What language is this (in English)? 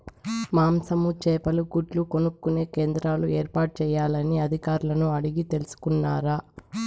Telugu